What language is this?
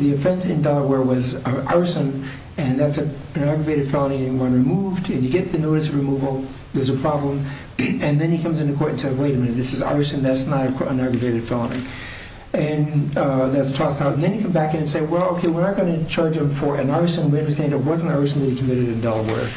English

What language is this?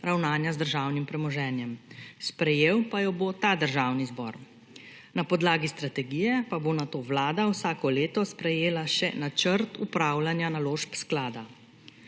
Slovenian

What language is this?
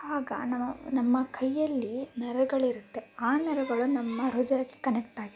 Kannada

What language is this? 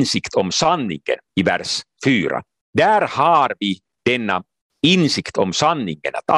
Swedish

